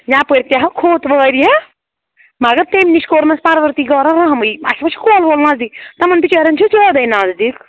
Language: Kashmiri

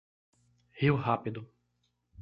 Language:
Portuguese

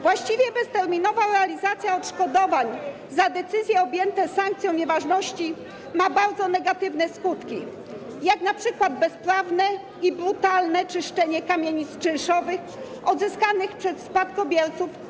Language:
Polish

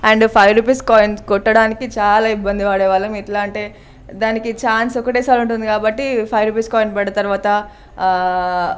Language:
Telugu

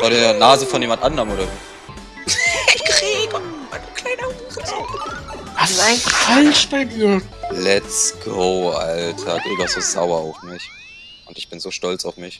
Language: German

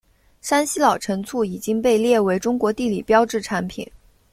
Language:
Chinese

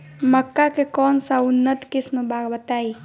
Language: Bhojpuri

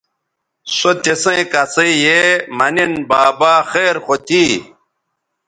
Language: Bateri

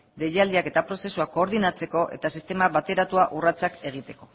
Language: Basque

